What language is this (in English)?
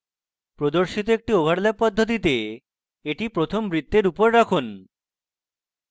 Bangla